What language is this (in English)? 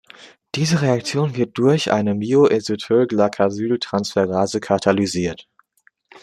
German